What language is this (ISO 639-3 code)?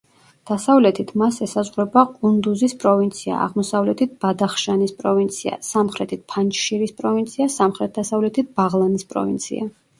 kat